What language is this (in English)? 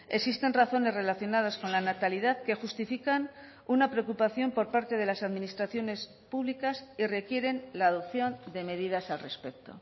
Spanish